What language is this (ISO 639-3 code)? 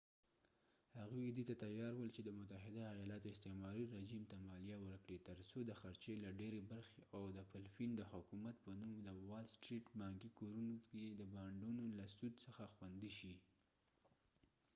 pus